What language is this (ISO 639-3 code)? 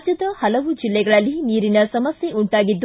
kan